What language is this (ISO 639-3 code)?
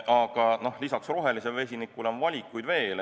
est